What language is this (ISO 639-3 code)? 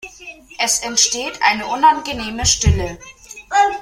deu